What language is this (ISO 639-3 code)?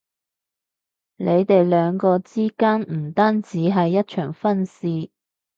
yue